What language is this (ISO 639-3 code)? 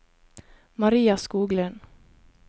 nor